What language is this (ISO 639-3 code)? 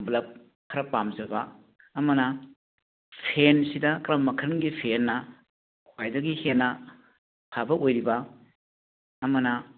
mni